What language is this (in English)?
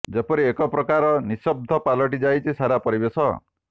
Odia